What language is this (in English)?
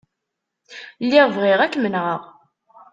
Kabyle